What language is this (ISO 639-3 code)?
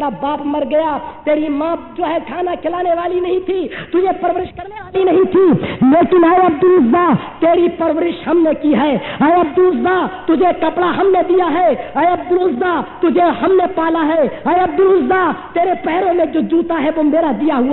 hin